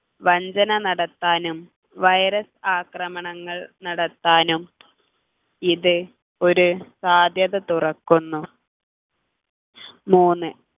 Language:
Malayalam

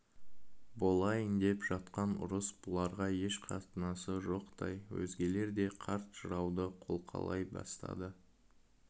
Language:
Kazakh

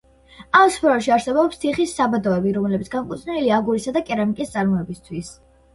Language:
Georgian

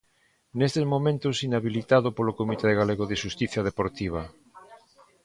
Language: Galician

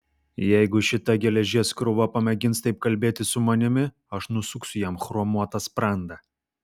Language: Lithuanian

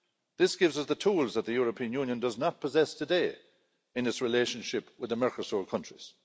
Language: English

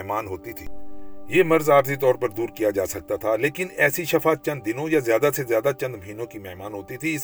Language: Urdu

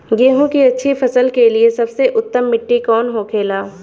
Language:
Bhojpuri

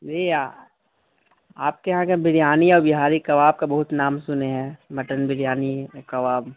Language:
Urdu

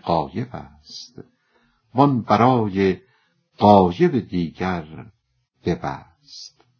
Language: Persian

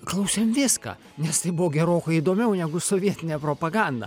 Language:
Lithuanian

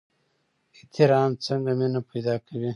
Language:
Pashto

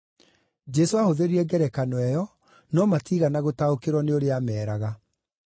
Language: Kikuyu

